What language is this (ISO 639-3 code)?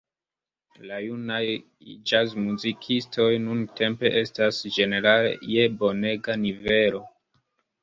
epo